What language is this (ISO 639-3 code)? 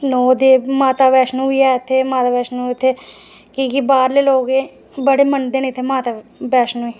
doi